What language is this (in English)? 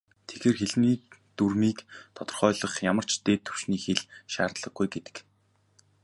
Mongolian